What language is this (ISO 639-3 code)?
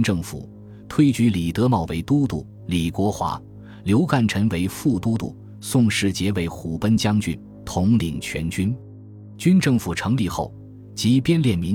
zho